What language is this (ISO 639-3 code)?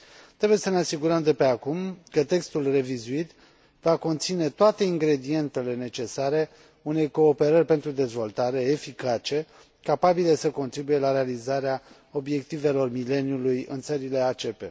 ron